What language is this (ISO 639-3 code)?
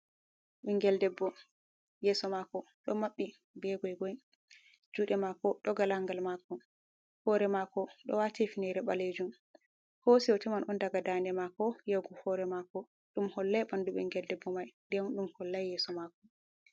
ful